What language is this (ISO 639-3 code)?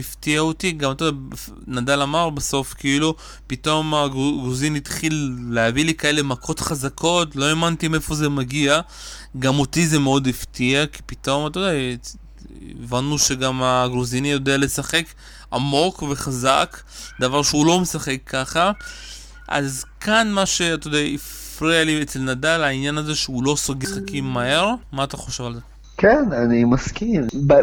heb